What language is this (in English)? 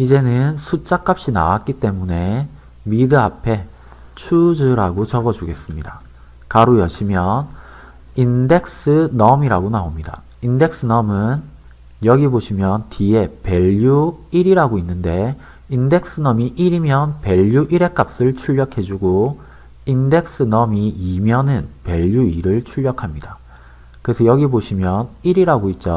Korean